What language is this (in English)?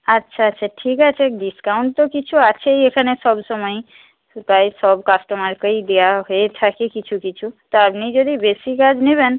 Bangla